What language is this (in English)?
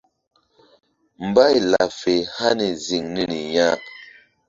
Mbum